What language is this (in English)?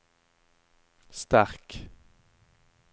Norwegian